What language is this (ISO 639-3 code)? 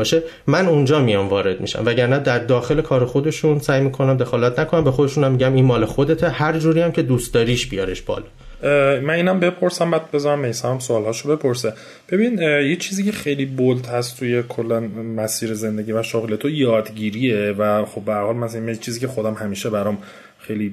fas